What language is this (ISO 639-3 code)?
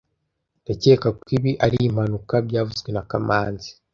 kin